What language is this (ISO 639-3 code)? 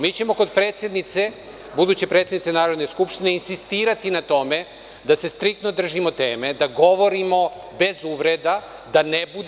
srp